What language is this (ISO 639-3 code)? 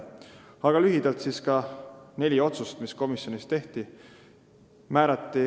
est